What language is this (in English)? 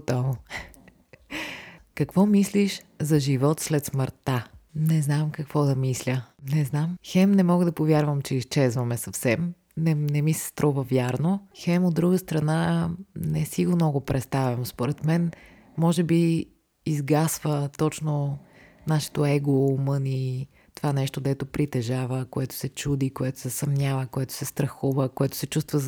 Bulgarian